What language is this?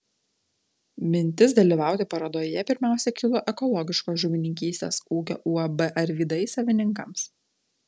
Lithuanian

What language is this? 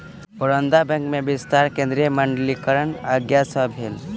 Maithili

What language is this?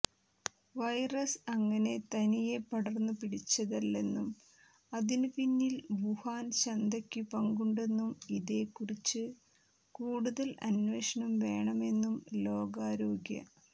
Malayalam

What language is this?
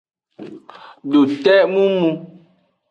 Aja (Benin)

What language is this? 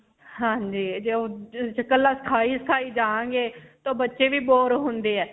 Punjabi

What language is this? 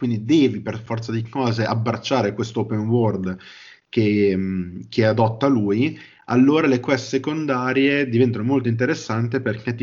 Italian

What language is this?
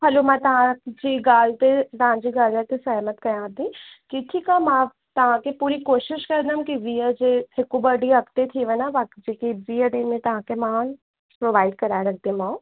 Sindhi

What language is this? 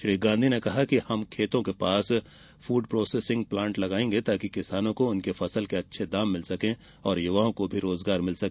Hindi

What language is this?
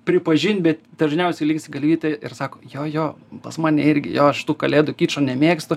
Lithuanian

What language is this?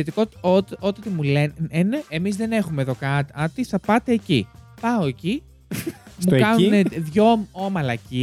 Greek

